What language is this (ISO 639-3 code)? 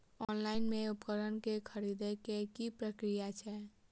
mai